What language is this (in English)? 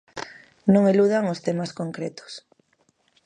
Galician